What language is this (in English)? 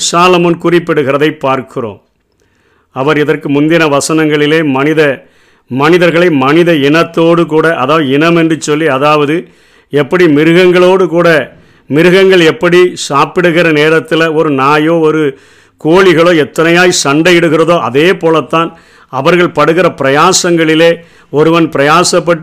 Tamil